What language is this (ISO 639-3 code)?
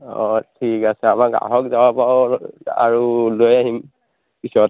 asm